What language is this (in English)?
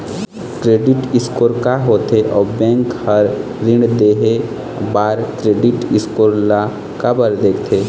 Chhattisgarhi